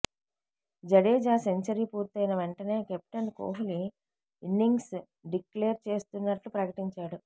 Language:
Telugu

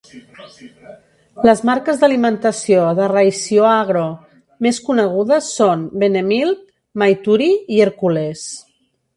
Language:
Catalan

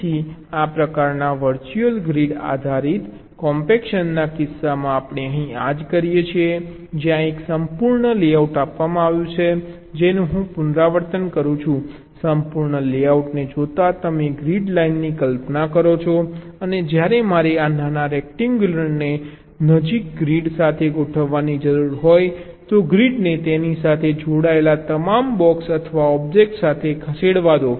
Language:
Gujarati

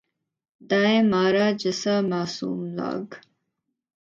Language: Urdu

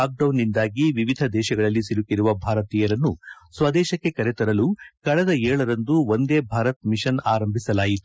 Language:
Kannada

